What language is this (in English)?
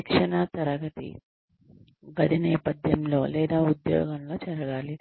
Telugu